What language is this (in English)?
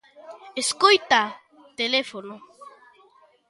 Galician